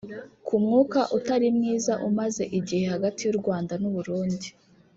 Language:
Kinyarwanda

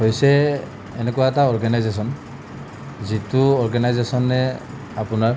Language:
Assamese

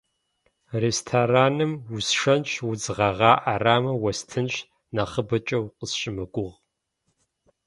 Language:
Kabardian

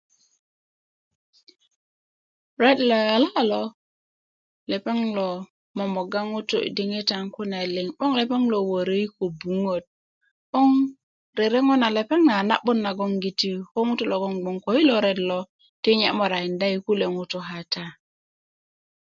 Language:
Kuku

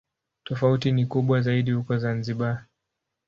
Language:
Swahili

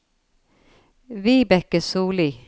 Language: Norwegian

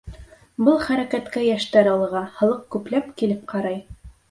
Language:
Bashkir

